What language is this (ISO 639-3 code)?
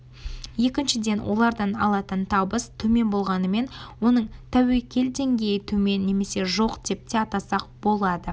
kaz